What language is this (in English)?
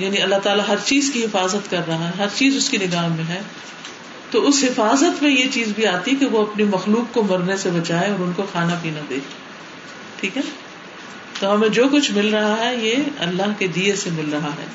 Urdu